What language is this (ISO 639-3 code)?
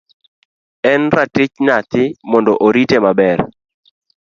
luo